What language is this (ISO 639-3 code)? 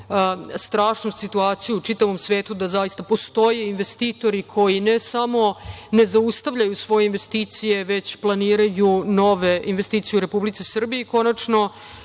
srp